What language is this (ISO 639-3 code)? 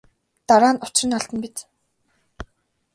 mon